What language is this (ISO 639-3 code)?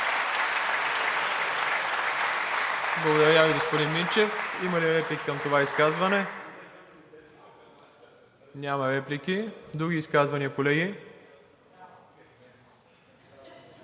bul